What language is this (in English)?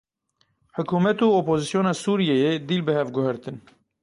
Kurdish